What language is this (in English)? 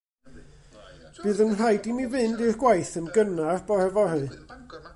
Welsh